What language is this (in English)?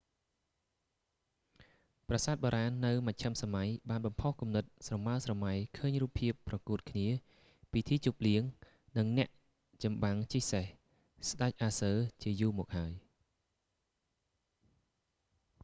Khmer